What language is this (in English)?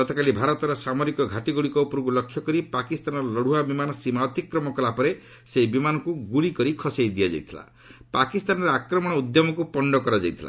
Odia